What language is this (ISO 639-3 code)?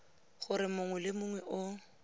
tsn